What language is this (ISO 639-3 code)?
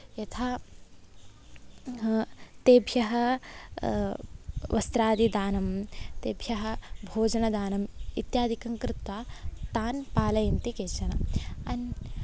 san